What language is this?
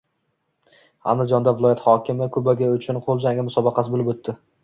Uzbek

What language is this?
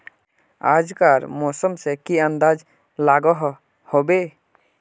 Magahi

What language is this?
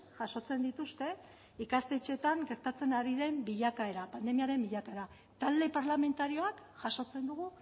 Basque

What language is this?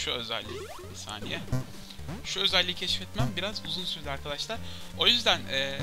Turkish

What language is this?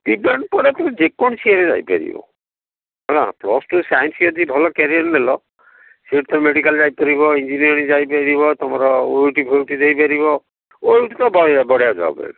Odia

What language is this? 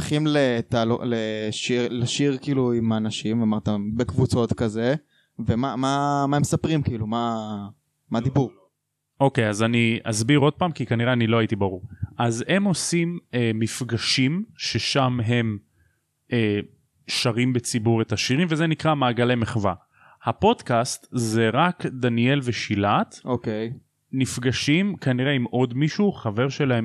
Hebrew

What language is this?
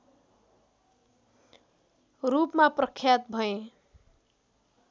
Nepali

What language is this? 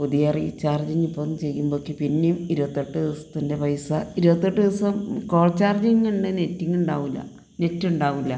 Malayalam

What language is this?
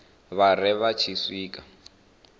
Venda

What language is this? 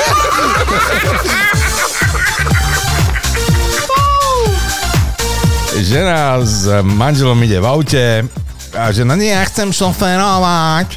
Slovak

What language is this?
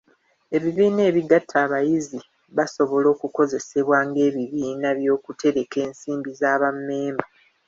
Ganda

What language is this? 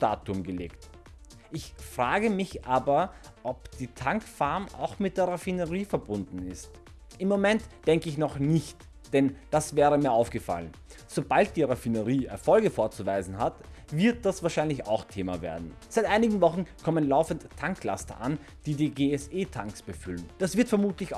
German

